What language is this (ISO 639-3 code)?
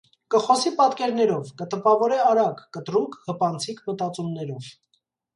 hye